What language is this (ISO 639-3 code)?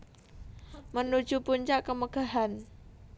jav